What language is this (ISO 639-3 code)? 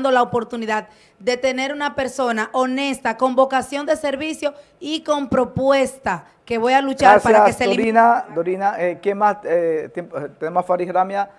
spa